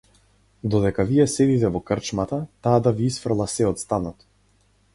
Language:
Macedonian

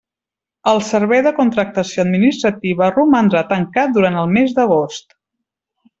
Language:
Catalan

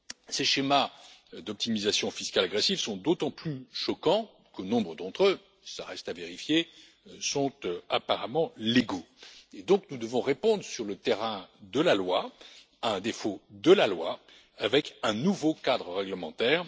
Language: French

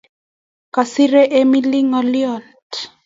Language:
Kalenjin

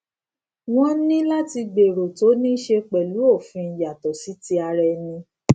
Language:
Yoruba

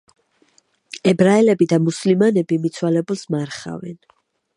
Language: Georgian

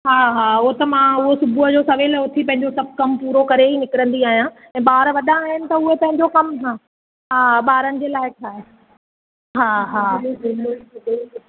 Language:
Sindhi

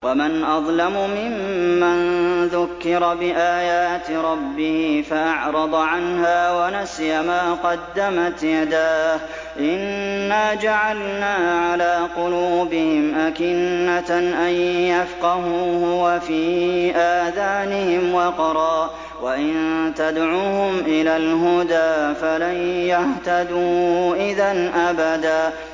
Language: Arabic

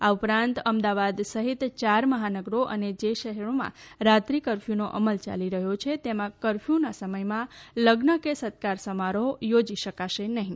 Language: Gujarati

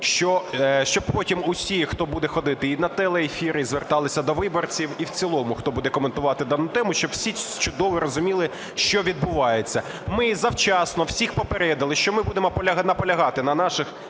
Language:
Ukrainian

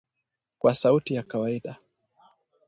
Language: Swahili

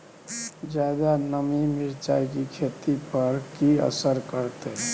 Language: Maithili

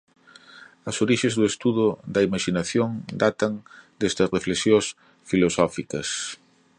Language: Galician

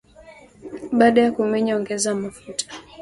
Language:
Swahili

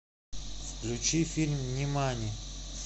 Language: Russian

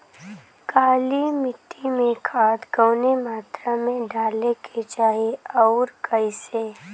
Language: Bhojpuri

